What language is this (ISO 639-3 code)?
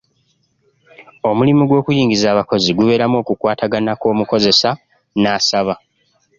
lug